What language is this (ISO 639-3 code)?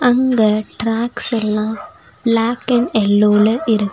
tam